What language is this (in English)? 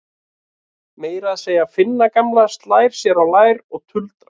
Icelandic